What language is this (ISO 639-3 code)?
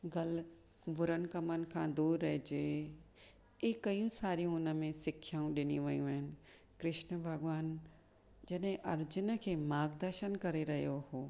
snd